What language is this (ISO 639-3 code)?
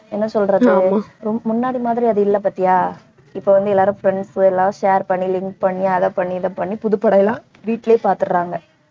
tam